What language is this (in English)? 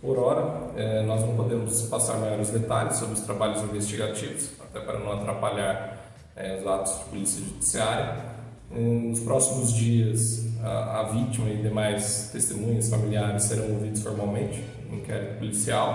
Portuguese